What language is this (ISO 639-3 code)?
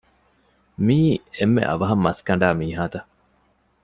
div